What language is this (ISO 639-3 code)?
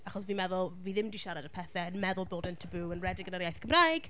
cym